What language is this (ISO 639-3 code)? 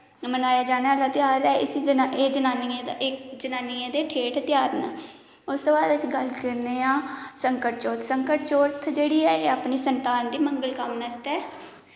doi